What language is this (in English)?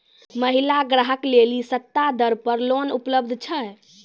Maithili